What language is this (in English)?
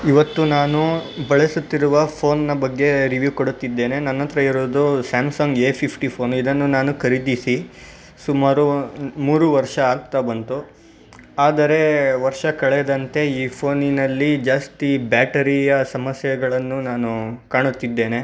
Kannada